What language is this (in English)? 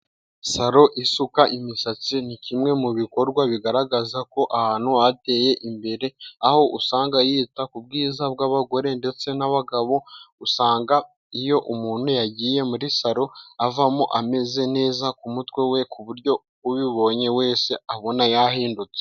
Kinyarwanda